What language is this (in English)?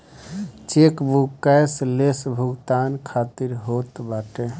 Bhojpuri